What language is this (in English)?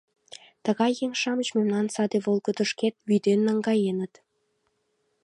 Mari